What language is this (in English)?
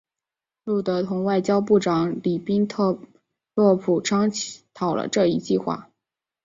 Chinese